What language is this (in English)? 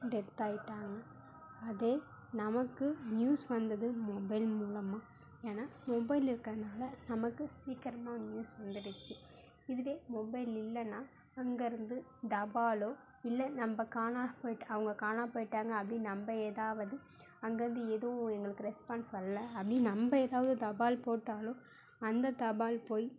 Tamil